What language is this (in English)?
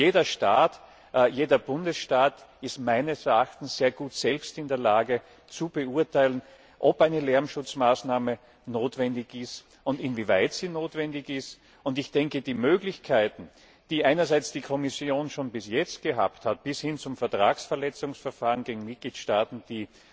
German